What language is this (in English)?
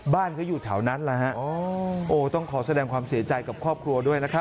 Thai